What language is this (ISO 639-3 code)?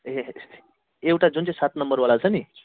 nep